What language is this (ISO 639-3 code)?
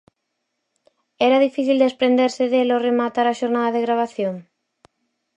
glg